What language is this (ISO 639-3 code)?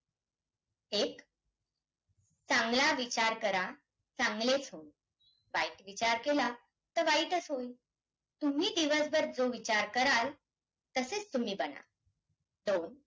mar